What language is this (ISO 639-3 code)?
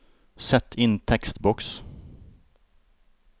nor